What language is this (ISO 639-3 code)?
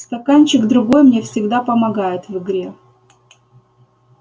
rus